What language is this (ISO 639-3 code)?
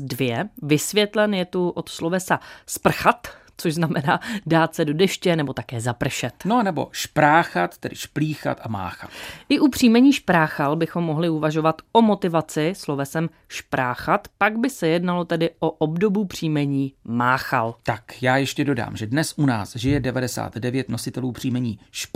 ces